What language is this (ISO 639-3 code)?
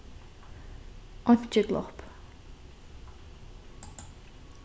fao